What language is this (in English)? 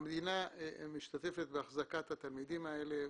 Hebrew